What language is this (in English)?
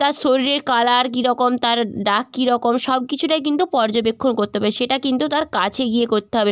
Bangla